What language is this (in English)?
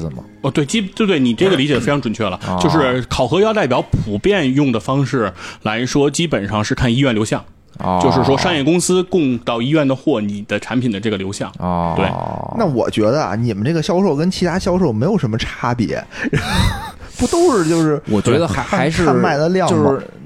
Chinese